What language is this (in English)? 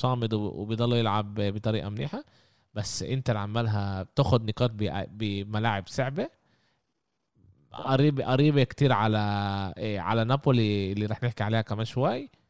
Arabic